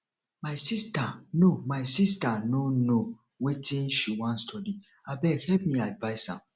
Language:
Nigerian Pidgin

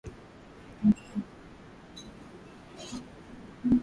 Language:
Swahili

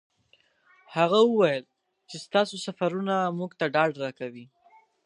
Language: Pashto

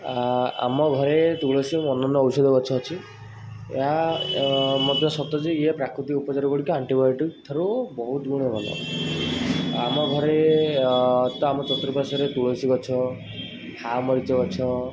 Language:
Odia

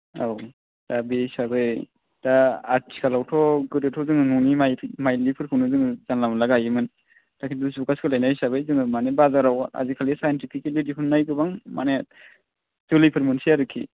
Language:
Bodo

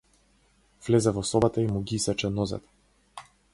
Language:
Macedonian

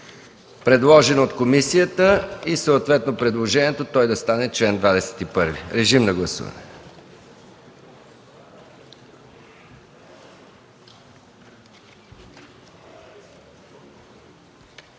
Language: Bulgarian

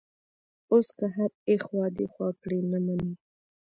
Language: Pashto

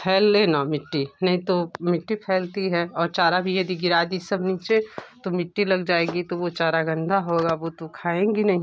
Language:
Hindi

